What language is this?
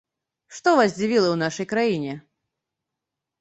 Belarusian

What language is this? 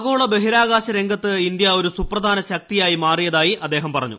Malayalam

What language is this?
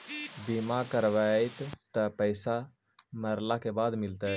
Magahi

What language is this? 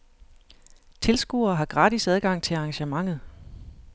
Danish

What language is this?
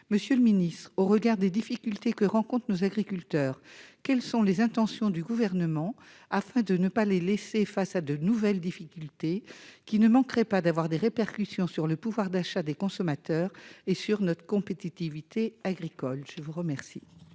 French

